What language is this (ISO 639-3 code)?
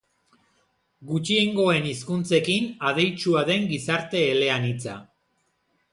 eus